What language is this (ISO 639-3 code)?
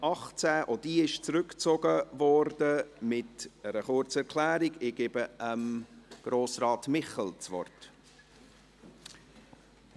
gsw